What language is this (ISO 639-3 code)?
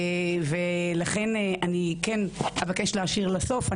heb